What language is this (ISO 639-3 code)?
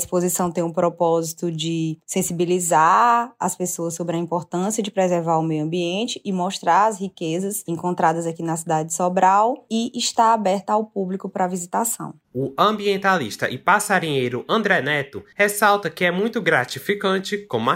por